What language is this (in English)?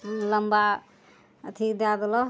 Maithili